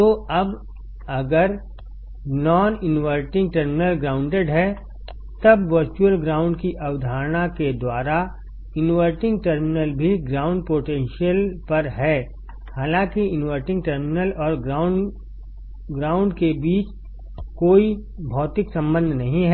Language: Hindi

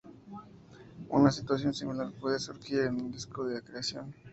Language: Spanish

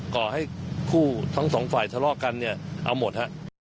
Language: Thai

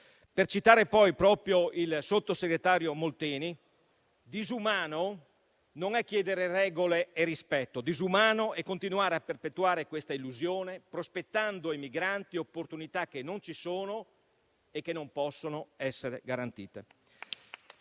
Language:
Italian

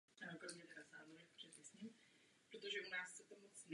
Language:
Czech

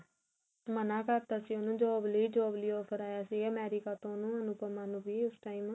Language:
Punjabi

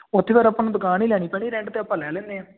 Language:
Punjabi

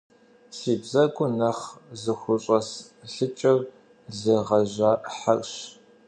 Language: Kabardian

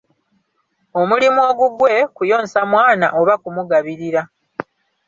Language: Ganda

